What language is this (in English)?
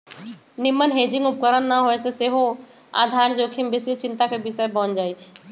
Magahi